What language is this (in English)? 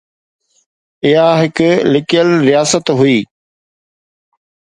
Sindhi